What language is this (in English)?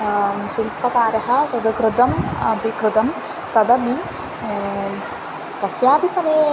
Sanskrit